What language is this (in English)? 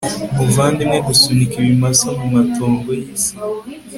Kinyarwanda